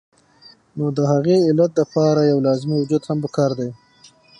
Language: Pashto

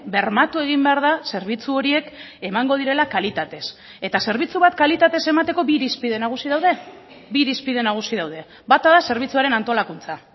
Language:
Basque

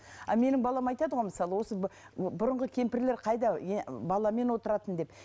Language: Kazakh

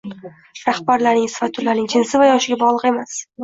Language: Uzbek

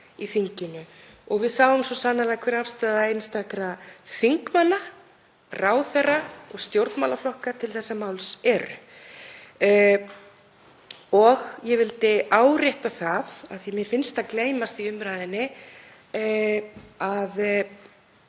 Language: Icelandic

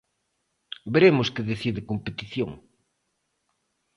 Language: Galician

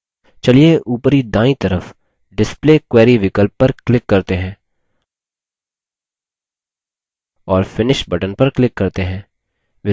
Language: Hindi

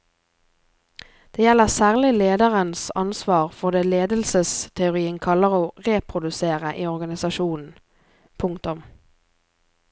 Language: Norwegian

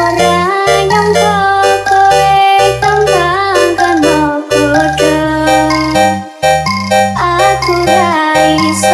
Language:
Korean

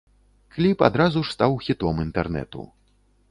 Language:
Belarusian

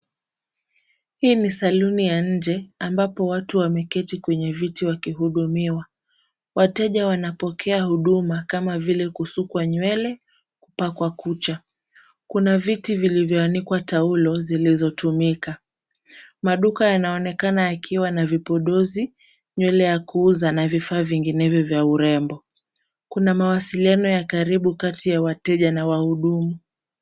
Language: Swahili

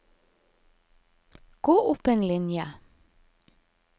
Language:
Norwegian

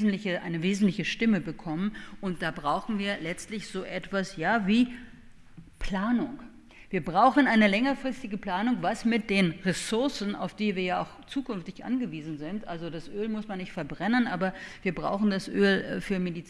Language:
German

